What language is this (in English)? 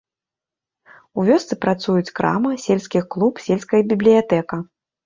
Belarusian